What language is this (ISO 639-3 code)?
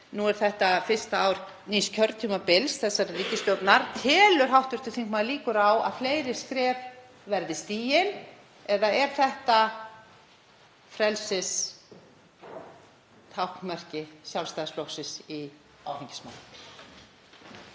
isl